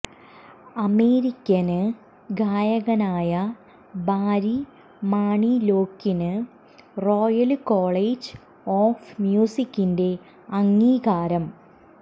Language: Malayalam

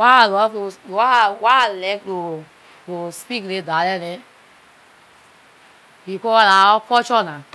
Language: Liberian English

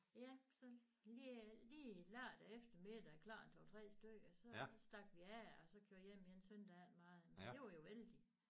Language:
Danish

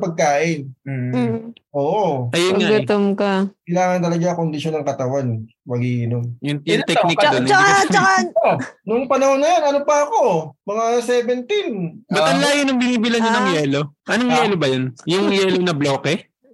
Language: Filipino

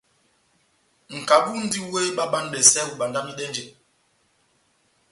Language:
Batanga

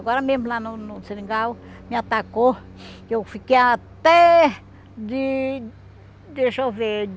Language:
Portuguese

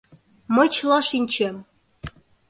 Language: Mari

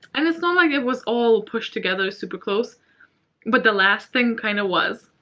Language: English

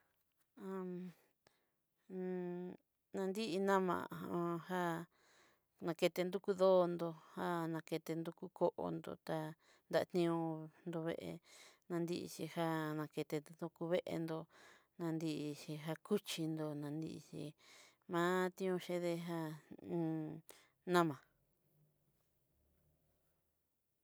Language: Southeastern Nochixtlán Mixtec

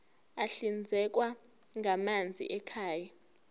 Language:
Zulu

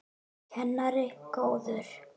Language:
Icelandic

